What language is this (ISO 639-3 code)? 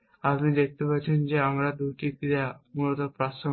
ben